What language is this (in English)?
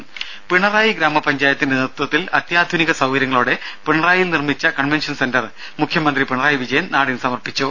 Malayalam